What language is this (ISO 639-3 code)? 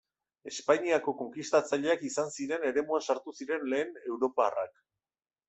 eus